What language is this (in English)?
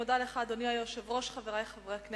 Hebrew